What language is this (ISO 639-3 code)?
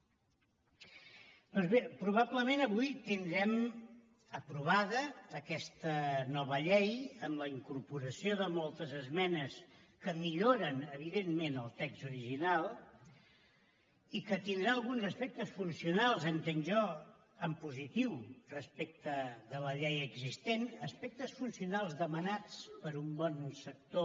cat